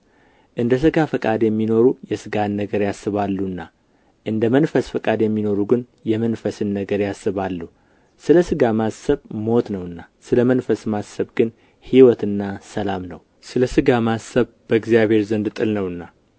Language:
Amharic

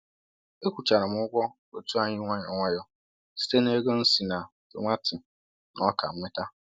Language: Igbo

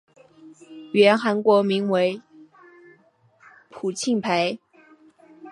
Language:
Chinese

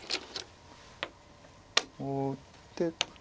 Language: Japanese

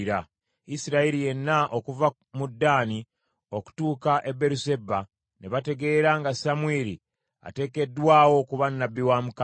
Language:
Ganda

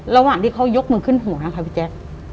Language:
Thai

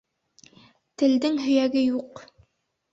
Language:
Bashkir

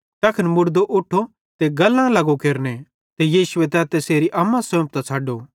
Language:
Bhadrawahi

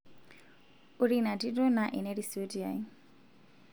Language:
Masai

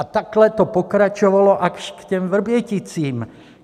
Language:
Czech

